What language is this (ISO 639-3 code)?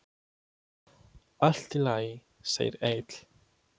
isl